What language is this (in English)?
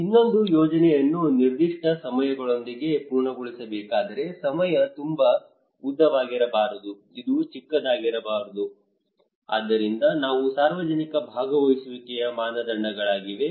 Kannada